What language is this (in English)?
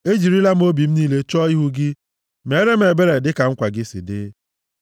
Igbo